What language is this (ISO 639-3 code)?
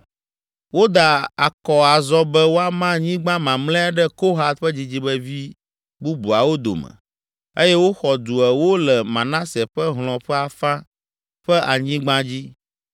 ewe